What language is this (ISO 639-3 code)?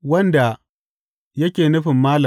hau